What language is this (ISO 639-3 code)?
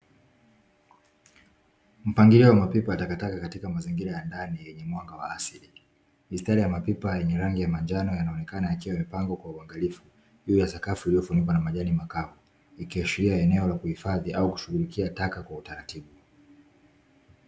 swa